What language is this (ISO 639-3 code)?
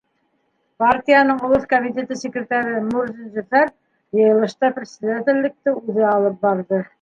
bak